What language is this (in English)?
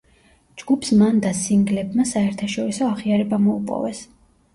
Georgian